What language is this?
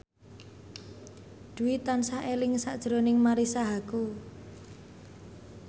Javanese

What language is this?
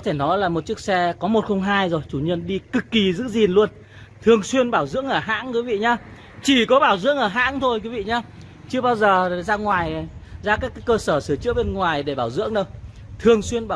Vietnamese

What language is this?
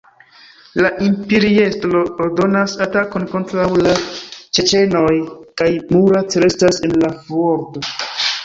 Esperanto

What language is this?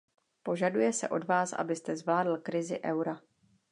Czech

